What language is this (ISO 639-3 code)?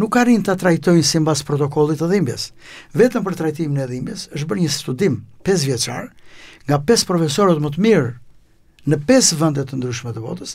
ron